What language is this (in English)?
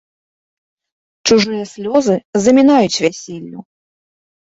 Belarusian